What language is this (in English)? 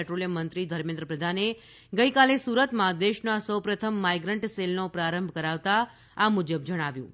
Gujarati